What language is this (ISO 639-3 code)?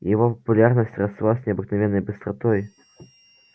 rus